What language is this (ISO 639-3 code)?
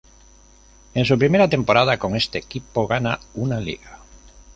spa